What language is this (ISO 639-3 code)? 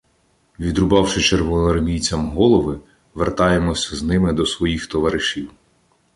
ukr